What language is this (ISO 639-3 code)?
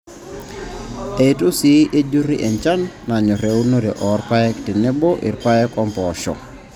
mas